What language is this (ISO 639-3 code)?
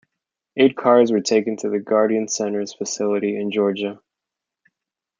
eng